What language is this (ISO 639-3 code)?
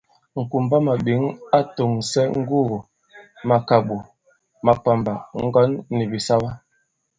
abb